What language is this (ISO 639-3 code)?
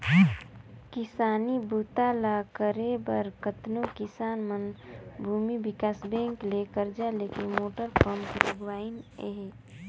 hne